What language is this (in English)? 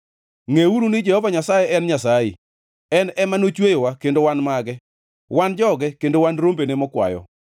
Luo (Kenya and Tanzania)